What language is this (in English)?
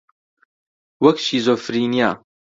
Central Kurdish